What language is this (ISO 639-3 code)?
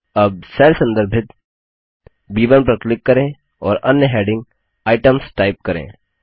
hin